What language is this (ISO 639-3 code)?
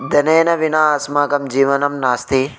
san